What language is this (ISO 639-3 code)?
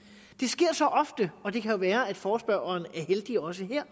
dan